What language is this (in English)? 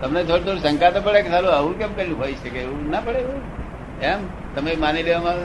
Gujarati